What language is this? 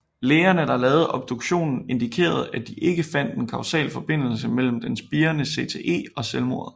Danish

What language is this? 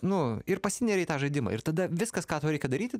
Lithuanian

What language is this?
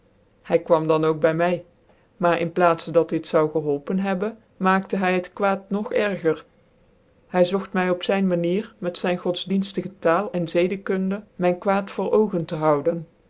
Dutch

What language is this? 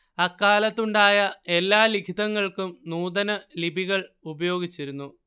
Malayalam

